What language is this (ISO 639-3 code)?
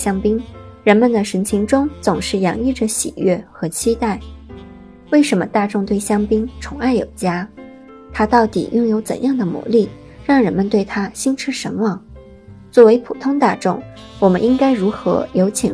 zho